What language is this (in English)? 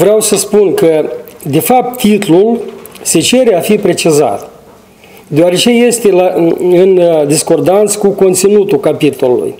Romanian